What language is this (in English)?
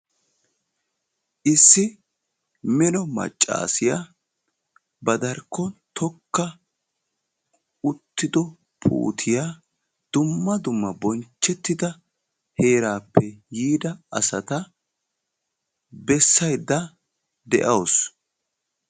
Wolaytta